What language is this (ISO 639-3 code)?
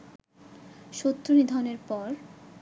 ben